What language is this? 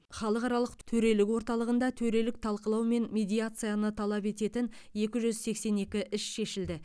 Kazakh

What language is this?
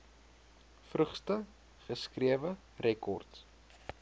Afrikaans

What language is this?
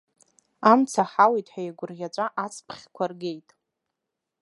Abkhazian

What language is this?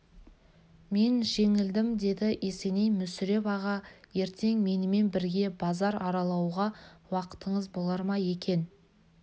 Kazakh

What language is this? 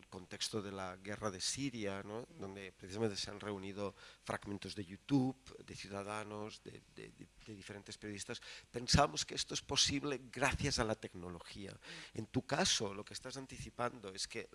Spanish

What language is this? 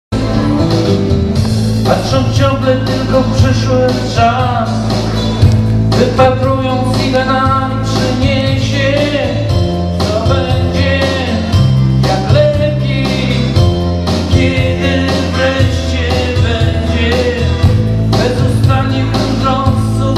Czech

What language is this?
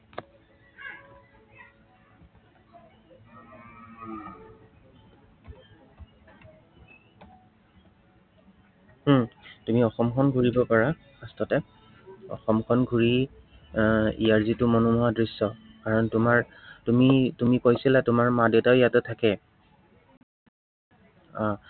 Assamese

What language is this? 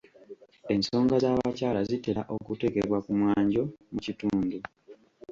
Ganda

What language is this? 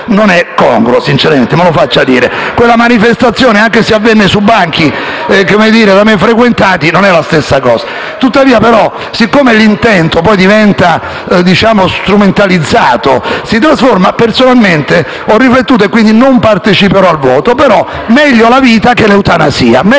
Italian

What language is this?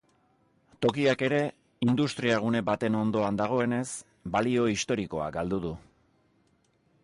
Basque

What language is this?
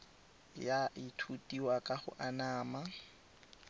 Tswana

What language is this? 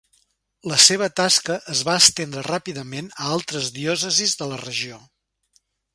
Catalan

